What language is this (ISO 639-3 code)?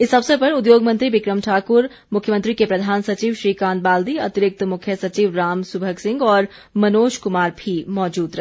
hin